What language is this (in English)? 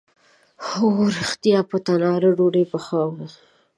Pashto